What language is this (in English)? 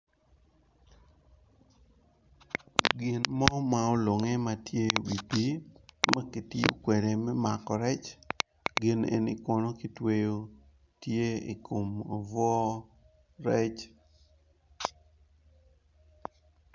Acoli